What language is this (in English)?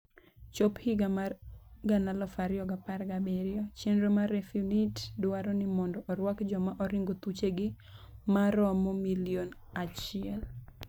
Luo (Kenya and Tanzania)